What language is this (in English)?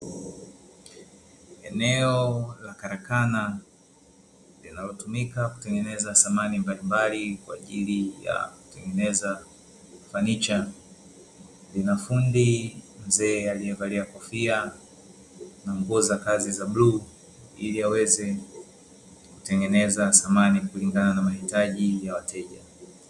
Swahili